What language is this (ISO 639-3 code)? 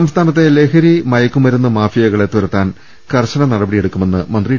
mal